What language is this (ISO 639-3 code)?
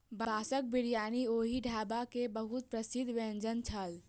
mai